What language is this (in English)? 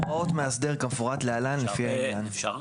Hebrew